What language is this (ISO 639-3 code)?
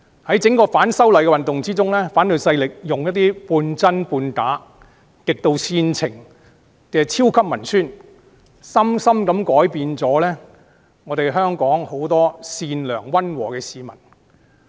yue